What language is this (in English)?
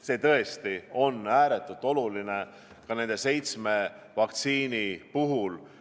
Estonian